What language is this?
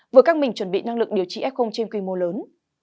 Vietnamese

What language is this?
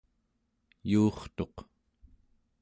Central Yupik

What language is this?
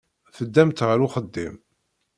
Kabyle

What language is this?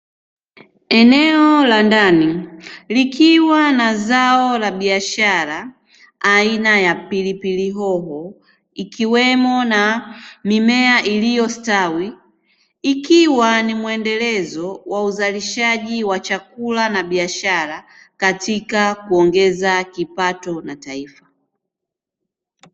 Swahili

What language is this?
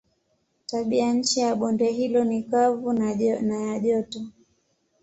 Swahili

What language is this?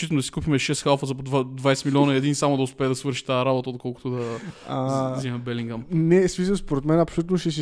Bulgarian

